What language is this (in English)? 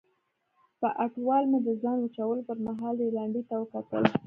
Pashto